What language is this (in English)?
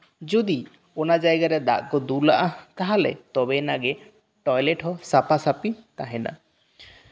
Santali